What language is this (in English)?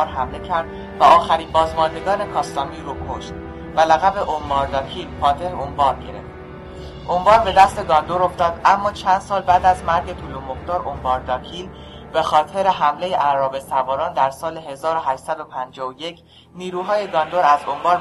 Persian